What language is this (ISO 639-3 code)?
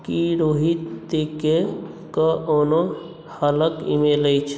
mai